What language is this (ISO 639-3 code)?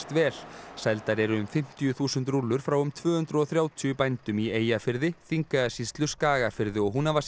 isl